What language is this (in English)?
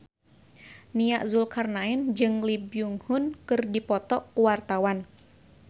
Sundanese